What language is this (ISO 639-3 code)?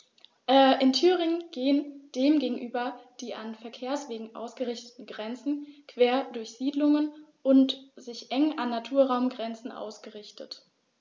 deu